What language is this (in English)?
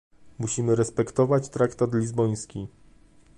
Polish